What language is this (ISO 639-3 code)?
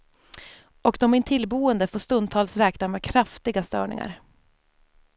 swe